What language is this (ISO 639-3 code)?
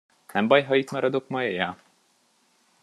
hun